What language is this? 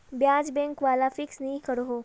Magahi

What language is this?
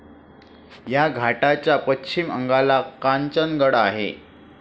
Marathi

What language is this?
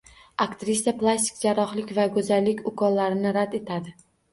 Uzbek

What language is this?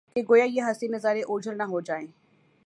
Urdu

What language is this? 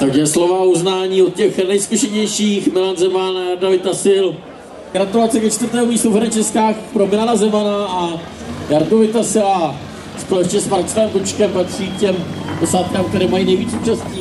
Czech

